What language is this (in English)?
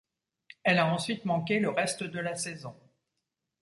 French